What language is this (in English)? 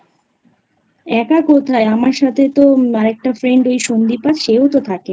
Bangla